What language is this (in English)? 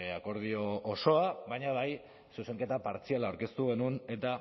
Basque